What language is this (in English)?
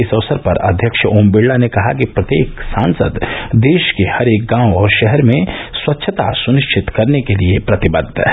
Hindi